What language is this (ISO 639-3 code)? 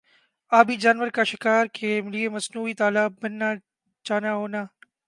urd